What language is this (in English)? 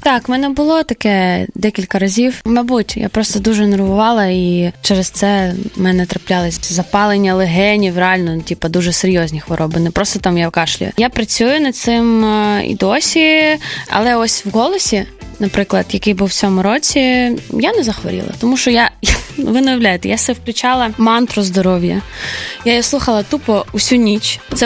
Ukrainian